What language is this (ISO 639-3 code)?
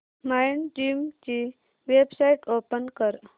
mar